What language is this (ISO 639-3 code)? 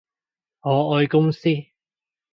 yue